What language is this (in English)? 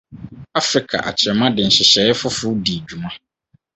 Akan